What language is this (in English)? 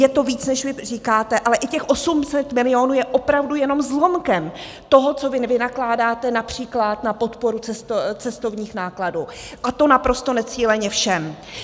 Czech